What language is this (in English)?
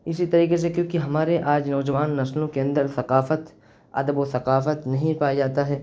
Urdu